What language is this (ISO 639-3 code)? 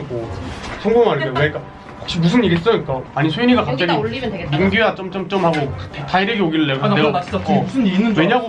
kor